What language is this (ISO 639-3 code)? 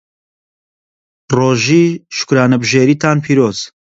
ckb